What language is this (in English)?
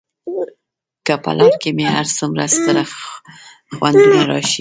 Pashto